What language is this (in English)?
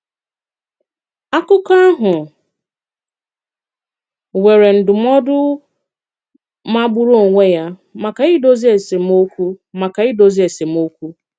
Igbo